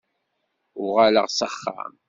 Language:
Kabyle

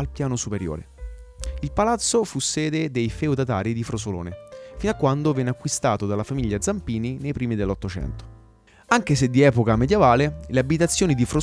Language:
Italian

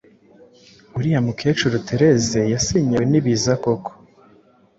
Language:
Kinyarwanda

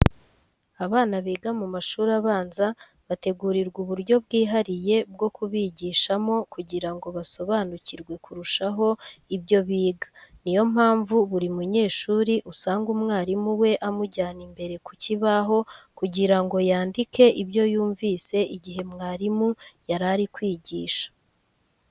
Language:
Kinyarwanda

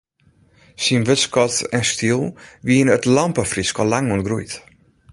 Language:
Western Frisian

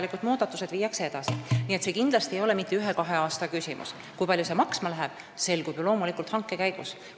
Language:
Estonian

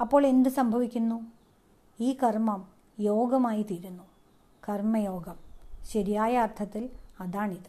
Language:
Malayalam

